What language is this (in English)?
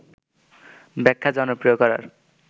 Bangla